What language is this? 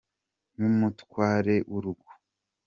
Kinyarwanda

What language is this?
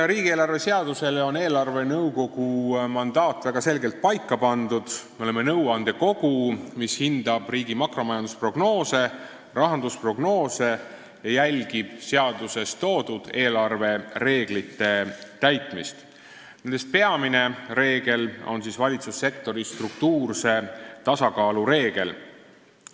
Estonian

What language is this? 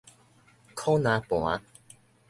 Min Nan Chinese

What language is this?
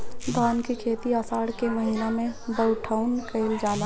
Bhojpuri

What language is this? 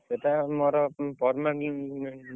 Odia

